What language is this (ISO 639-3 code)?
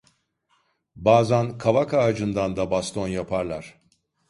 tur